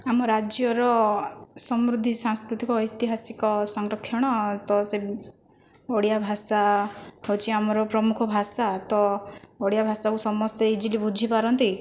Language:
Odia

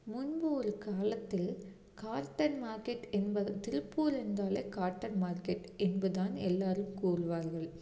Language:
Tamil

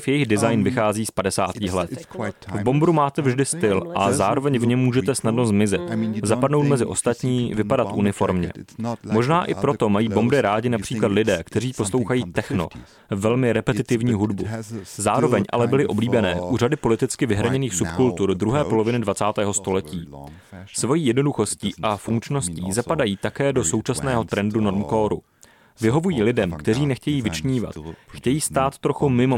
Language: Czech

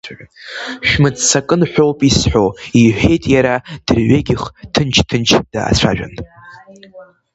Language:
Abkhazian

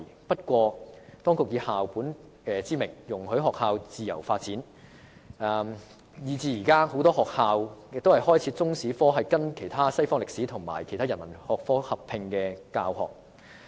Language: Cantonese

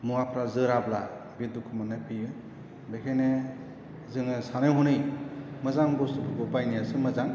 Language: Bodo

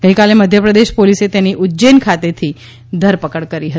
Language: Gujarati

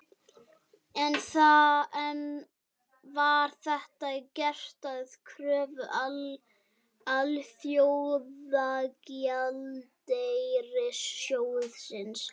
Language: Icelandic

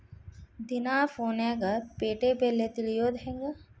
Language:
Kannada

